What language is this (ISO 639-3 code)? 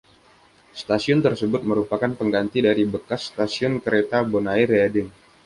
ind